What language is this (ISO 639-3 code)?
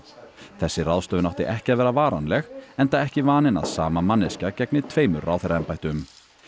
isl